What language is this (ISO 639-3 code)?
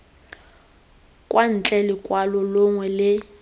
tsn